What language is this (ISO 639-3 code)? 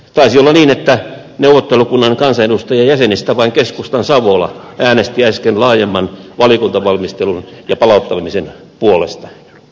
fin